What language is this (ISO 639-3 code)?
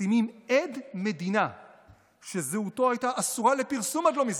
heb